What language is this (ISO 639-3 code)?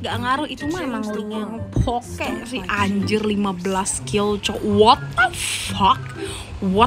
ind